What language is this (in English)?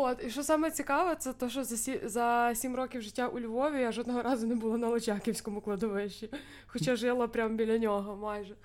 Ukrainian